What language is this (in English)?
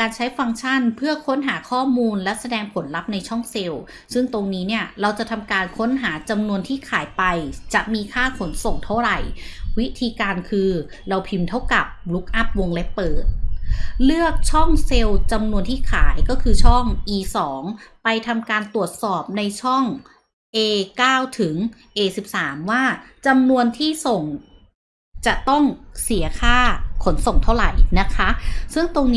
Thai